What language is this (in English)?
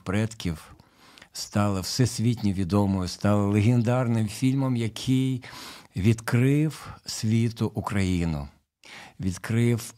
Ukrainian